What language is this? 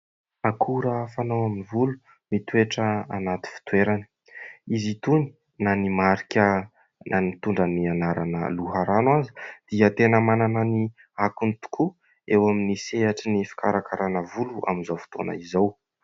Malagasy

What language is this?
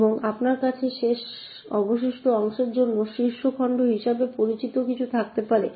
Bangla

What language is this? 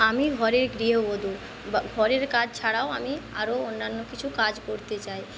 Bangla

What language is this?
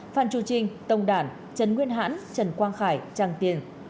Vietnamese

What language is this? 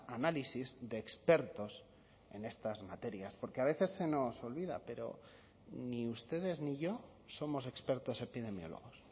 Spanish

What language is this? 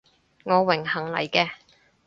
Cantonese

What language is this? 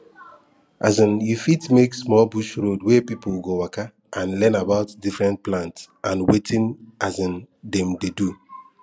Nigerian Pidgin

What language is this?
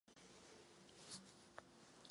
Czech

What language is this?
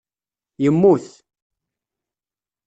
Kabyle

